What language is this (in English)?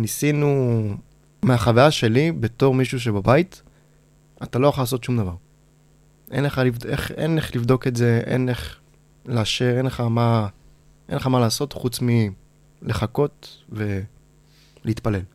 Hebrew